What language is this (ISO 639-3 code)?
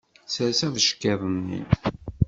kab